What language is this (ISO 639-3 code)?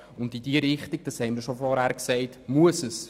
gsw